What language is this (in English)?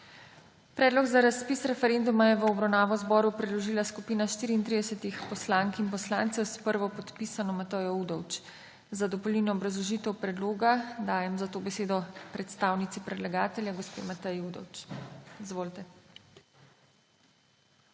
Slovenian